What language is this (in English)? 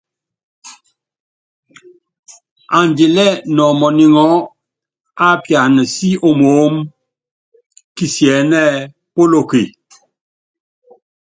Yangben